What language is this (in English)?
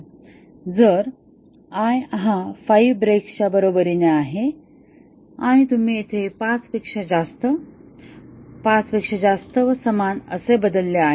Marathi